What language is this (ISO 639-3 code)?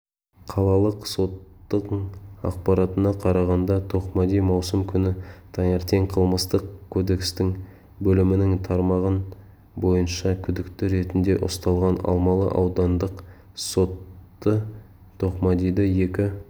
kaz